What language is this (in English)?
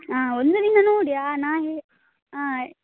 Kannada